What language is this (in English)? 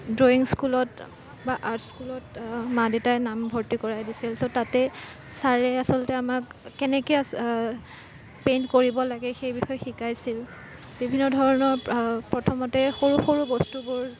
Assamese